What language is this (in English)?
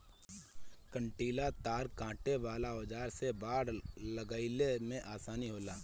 Bhojpuri